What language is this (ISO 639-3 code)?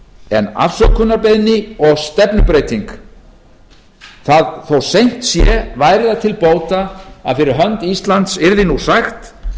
isl